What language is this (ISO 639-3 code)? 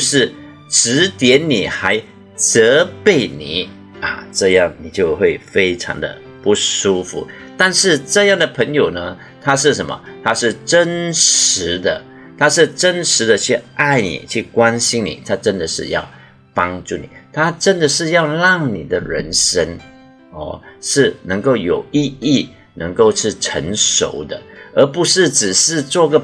zho